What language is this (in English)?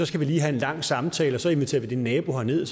Danish